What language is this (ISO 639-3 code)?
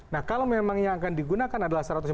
ind